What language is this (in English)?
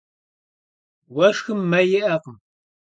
Kabardian